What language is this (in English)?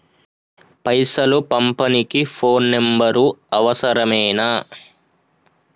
Telugu